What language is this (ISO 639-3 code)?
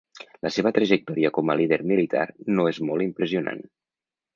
cat